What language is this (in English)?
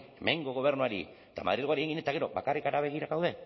Basque